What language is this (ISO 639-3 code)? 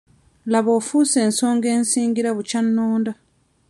lug